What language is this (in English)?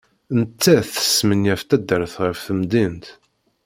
Kabyle